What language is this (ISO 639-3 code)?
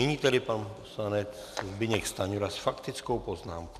ces